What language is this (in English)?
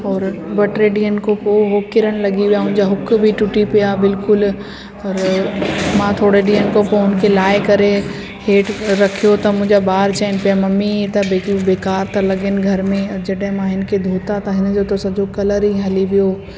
Sindhi